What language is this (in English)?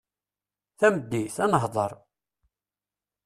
Kabyle